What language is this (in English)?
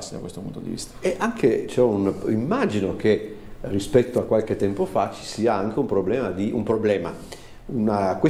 Italian